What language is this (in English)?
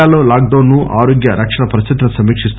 Telugu